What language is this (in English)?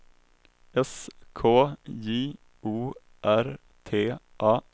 Swedish